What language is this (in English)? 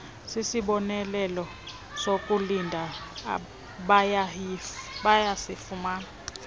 Xhosa